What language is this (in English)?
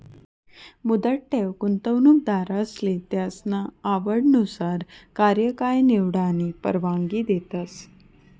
Marathi